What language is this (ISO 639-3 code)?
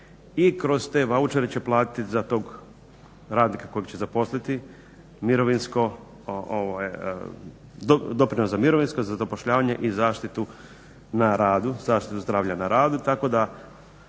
hrv